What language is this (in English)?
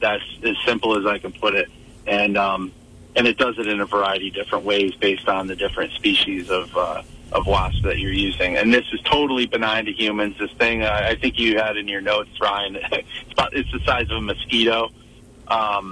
English